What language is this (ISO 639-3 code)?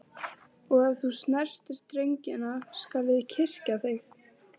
isl